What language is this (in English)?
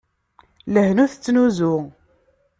Kabyle